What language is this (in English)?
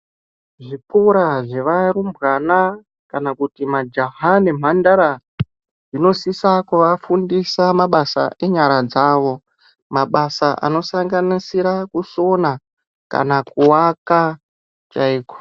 Ndau